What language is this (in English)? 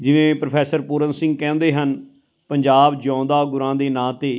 Punjabi